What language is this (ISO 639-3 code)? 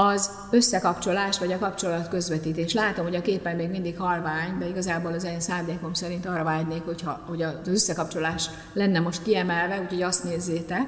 hun